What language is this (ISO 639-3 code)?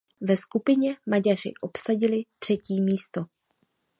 ces